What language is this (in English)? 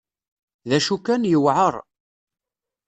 Kabyle